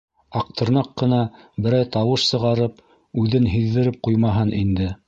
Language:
Bashkir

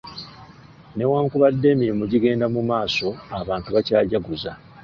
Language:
Ganda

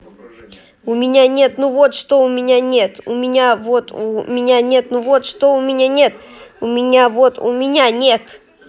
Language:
Russian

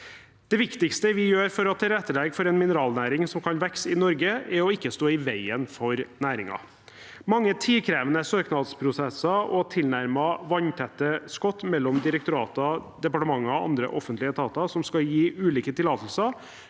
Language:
Norwegian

